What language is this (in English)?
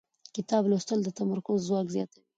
Pashto